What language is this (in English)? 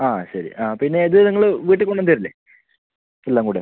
Malayalam